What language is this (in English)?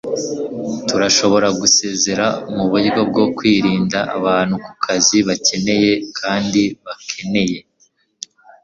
Kinyarwanda